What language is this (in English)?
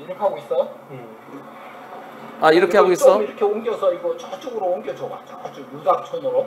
Korean